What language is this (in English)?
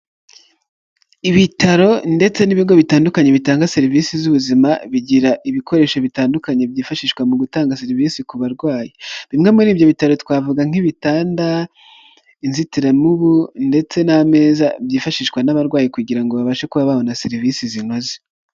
Kinyarwanda